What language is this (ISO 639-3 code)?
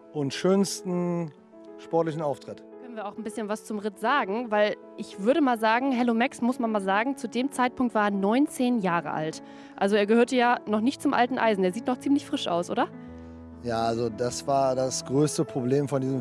deu